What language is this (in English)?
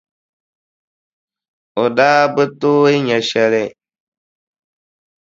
Dagbani